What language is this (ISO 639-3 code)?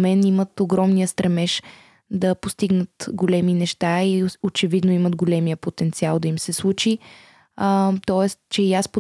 bul